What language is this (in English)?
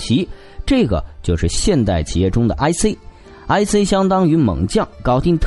Chinese